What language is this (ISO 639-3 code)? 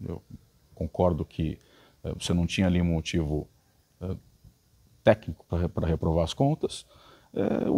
por